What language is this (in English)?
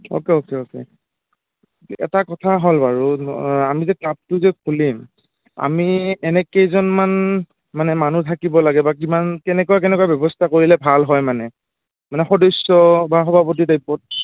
Assamese